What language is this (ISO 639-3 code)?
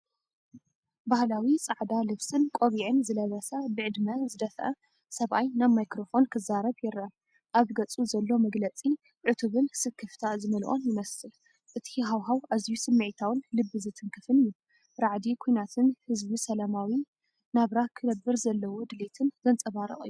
tir